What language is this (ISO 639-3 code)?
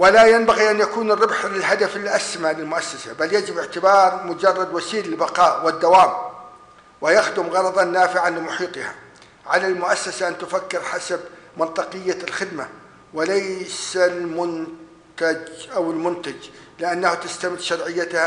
ara